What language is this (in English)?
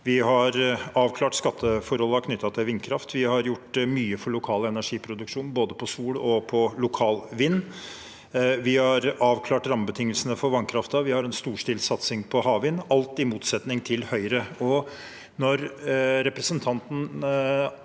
Norwegian